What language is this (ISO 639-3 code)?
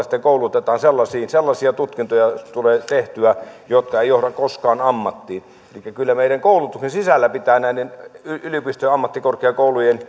fin